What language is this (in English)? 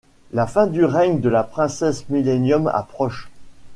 French